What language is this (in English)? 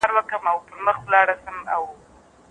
Pashto